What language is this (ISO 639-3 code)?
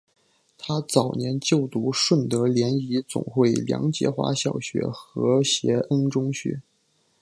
zho